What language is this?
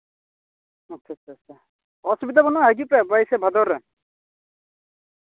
Santali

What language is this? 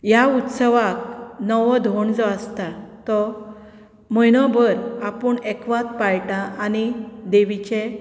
Konkani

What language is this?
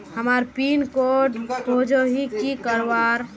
Magahi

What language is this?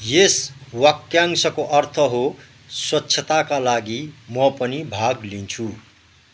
Nepali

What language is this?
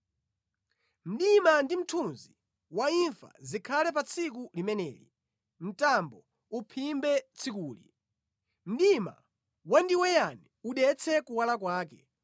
Nyanja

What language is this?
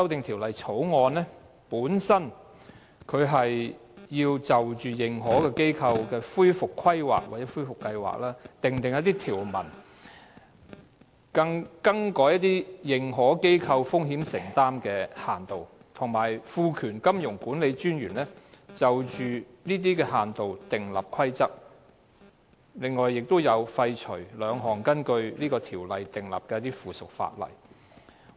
Cantonese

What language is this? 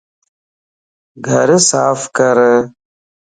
Lasi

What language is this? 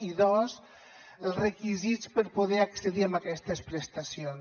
Catalan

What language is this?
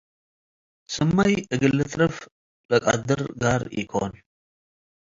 Tigre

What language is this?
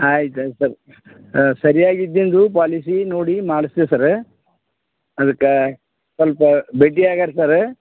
Kannada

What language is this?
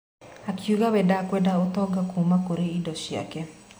Kikuyu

